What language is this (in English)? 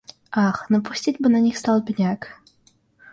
Russian